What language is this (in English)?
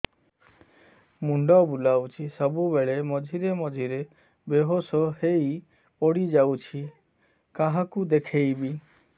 Odia